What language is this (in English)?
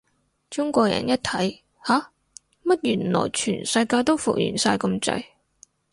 Cantonese